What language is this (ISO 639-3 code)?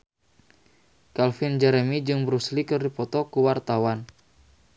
sun